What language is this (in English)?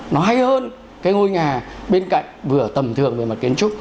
Vietnamese